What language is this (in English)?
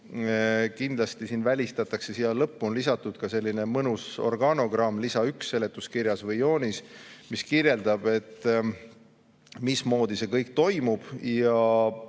Estonian